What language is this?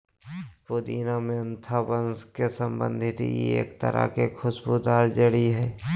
Magahi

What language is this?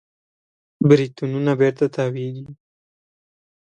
Pashto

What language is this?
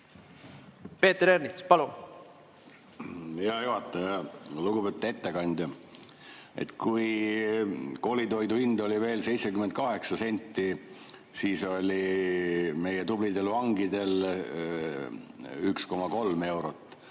Estonian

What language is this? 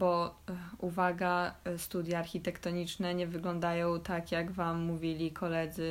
Polish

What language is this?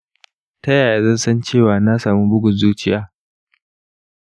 Hausa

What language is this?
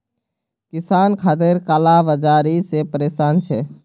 Magahi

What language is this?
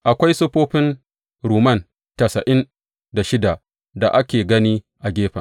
Hausa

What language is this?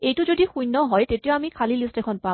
Assamese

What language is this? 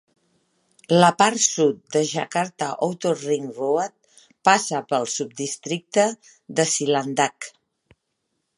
Catalan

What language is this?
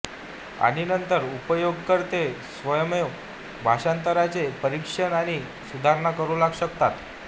Marathi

